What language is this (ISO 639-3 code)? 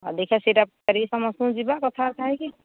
ori